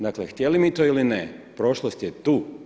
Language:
Croatian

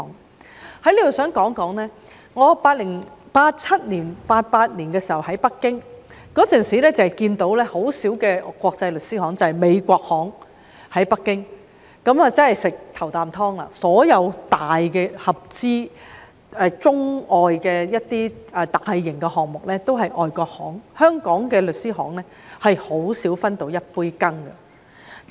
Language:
Cantonese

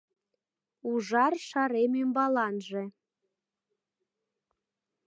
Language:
Mari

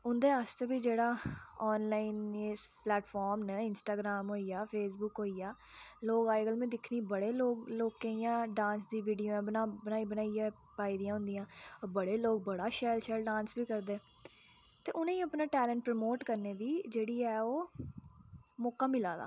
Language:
Dogri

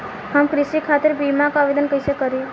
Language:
Bhojpuri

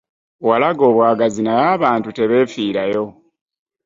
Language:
Ganda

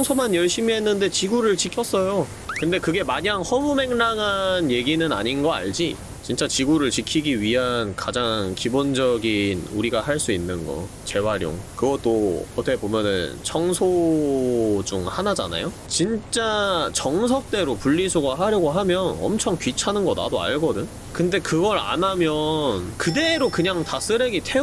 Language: Korean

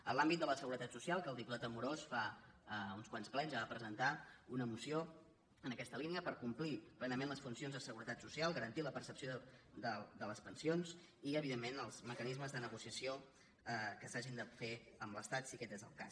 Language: Catalan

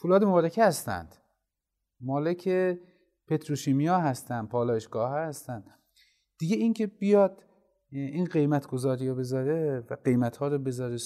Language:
Persian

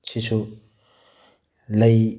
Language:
Manipuri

